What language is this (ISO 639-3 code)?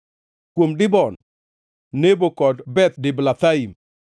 luo